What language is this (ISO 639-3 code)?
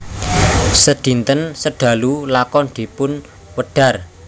jav